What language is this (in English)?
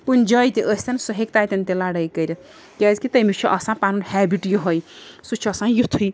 Kashmiri